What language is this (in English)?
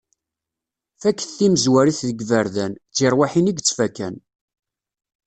Kabyle